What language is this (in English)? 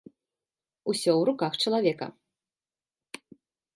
Belarusian